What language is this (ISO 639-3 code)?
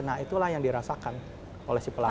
ind